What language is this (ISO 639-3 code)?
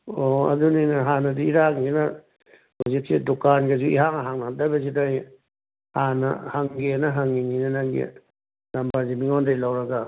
mni